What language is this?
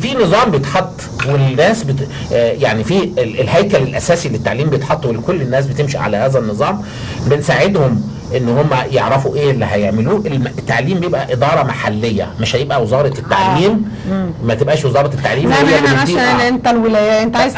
Arabic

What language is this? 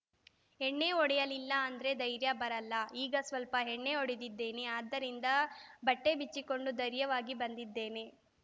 Kannada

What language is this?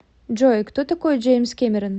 Russian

